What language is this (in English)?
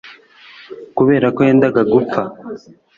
Kinyarwanda